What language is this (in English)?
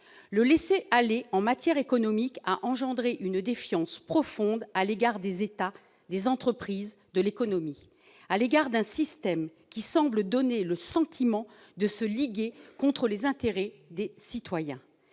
French